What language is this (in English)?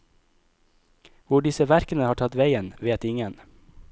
Norwegian